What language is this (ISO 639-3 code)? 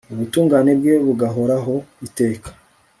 kin